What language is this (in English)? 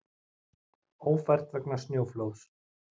Icelandic